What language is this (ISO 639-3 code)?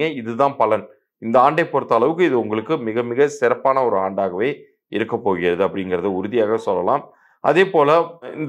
tam